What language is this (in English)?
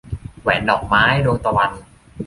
Thai